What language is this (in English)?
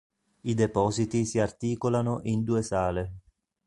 Italian